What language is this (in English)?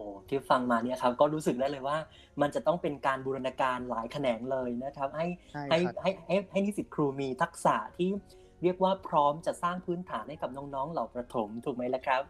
Thai